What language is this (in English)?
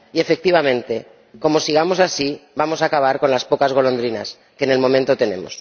Spanish